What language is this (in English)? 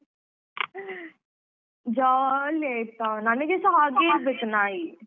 Kannada